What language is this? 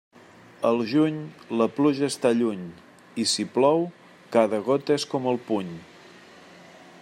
Catalan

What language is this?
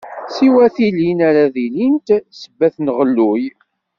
Kabyle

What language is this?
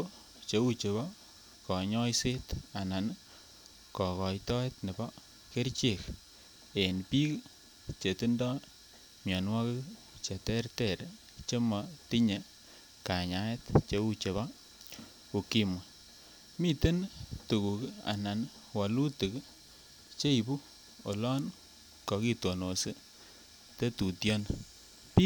Kalenjin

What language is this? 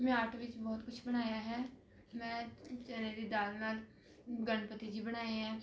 Punjabi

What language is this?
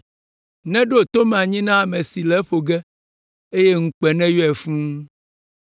Ewe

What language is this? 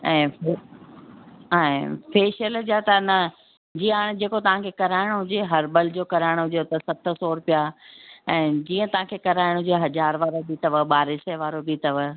Sindhi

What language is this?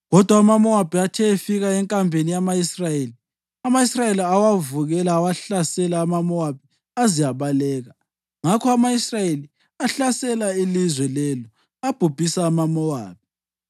North Ndebele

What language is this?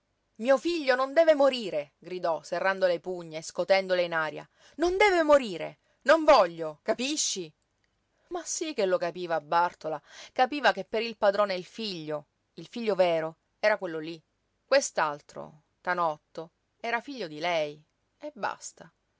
Italian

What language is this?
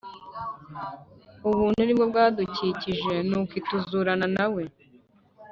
Kinyarwanda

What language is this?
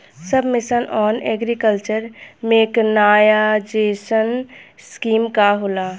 Bhojpuri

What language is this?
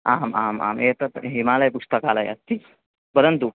Sanskrit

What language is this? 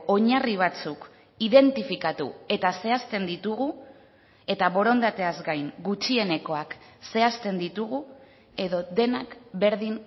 Basque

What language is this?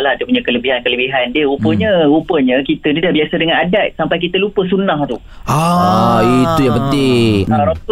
Malay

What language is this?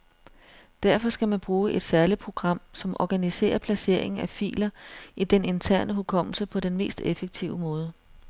Danish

